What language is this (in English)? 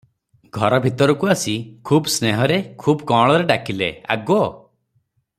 Odia